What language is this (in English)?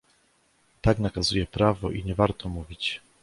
Polish